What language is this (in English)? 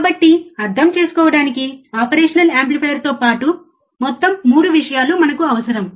Telugu